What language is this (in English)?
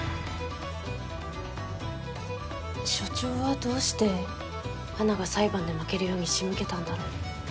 Japanese